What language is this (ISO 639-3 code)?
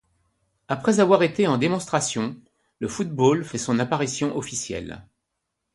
fra